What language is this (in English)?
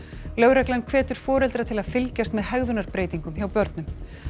Icelandic